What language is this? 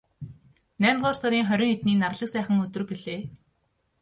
Mongolian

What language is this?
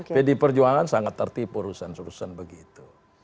Indonesian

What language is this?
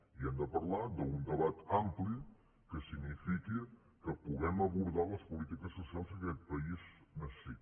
Catalan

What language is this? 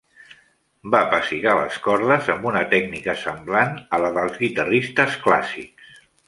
Catalan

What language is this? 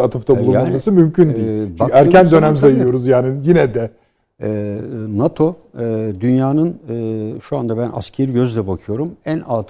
Turkish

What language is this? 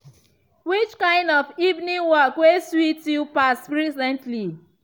Nigerian Pidgin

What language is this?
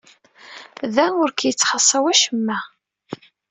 Kabyle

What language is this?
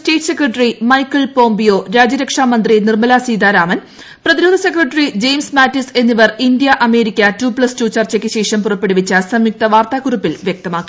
Malayalam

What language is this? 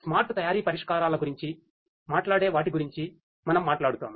Telugu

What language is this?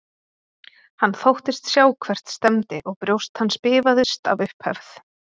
Icelandic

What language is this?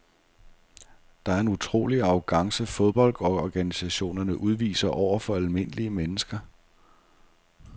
Danish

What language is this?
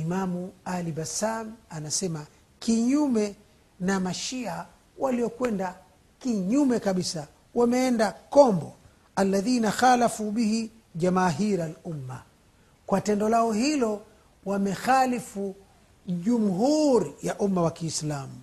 Swahili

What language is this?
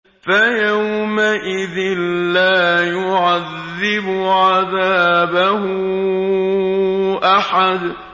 Arabic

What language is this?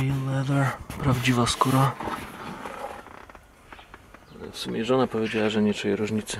Polish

